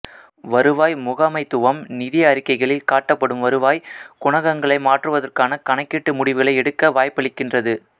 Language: Tamil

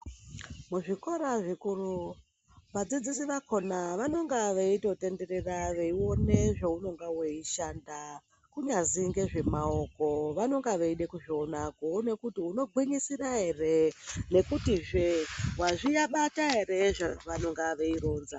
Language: Ndau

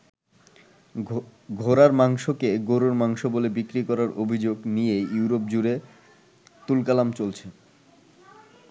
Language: Bangla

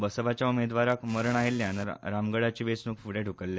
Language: Konkani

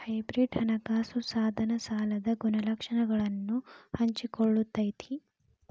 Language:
Kannada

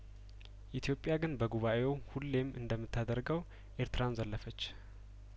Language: Amharic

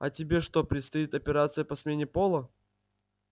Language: Russian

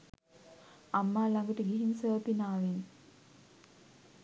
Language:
Sinhala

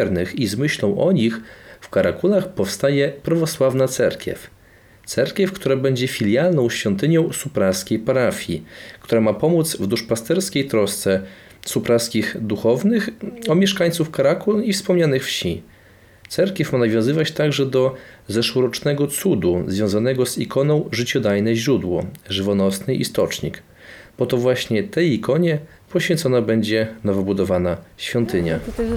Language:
Polish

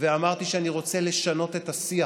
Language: Hebrew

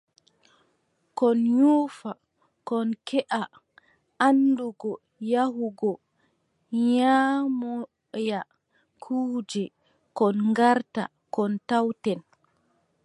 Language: Adamawa Fulfulde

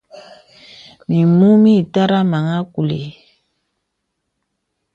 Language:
Bebele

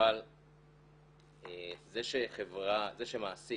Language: Hebrew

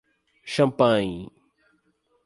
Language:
Portuguese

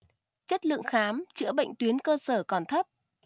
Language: Vietnamese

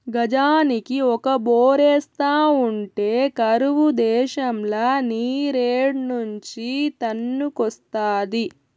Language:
Telugu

